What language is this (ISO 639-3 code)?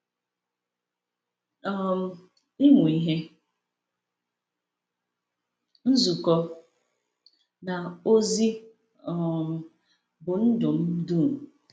ibo